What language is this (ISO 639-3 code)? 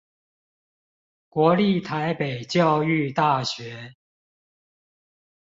zho